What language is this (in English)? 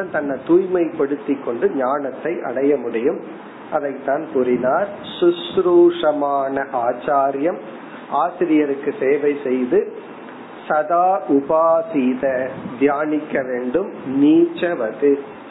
Tamil